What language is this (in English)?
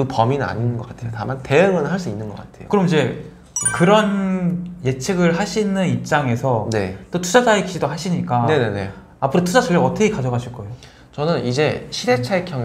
Korean